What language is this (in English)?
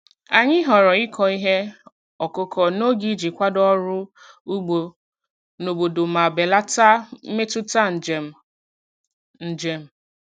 Igbo